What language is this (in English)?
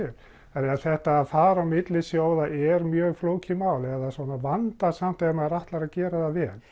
Icelandic